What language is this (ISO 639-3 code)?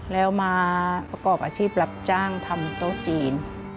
tha